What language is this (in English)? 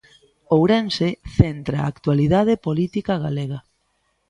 Galician